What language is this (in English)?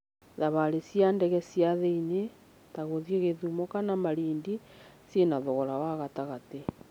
Kikuyu